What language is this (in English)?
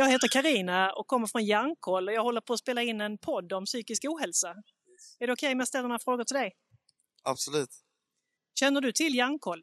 Swedish